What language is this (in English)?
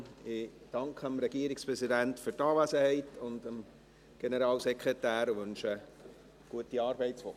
Swiss German